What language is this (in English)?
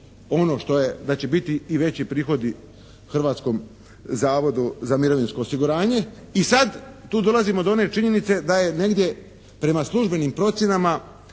Croatian